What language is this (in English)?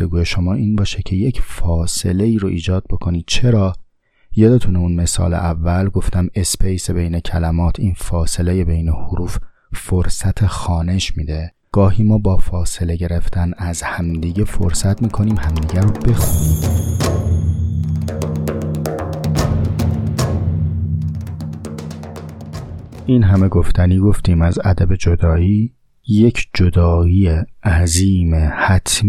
Persian